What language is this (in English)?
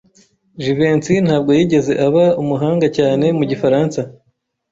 Kinyarwanda